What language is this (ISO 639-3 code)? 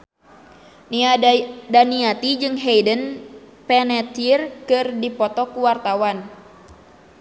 sun